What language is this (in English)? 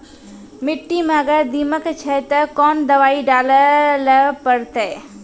Maithili